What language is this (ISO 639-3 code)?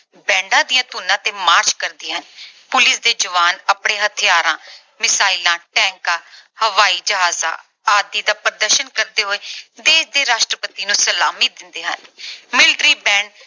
pan